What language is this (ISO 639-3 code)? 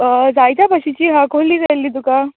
kok